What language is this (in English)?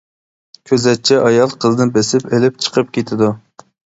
Uyghur